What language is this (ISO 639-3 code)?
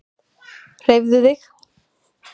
isl